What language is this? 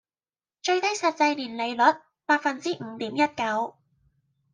Cantonese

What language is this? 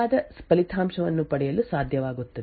Kannada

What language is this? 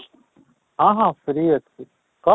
Odia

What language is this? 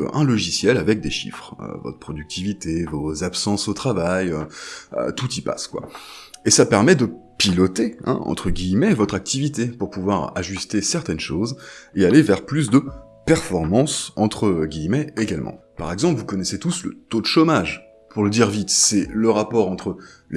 French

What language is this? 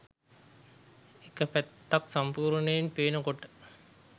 Sinhala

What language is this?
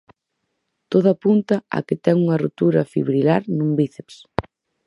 Galician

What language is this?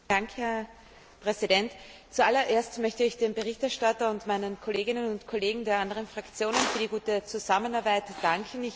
German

